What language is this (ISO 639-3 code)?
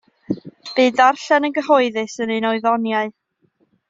cym